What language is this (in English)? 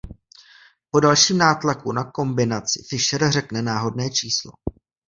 Czech